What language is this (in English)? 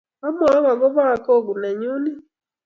Kalenjin